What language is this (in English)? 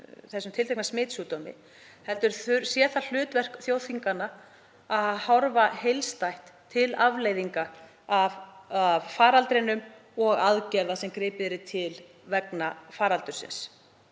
Icelandic